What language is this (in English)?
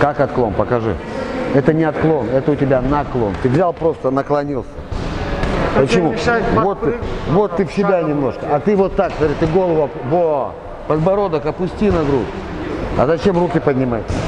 Russian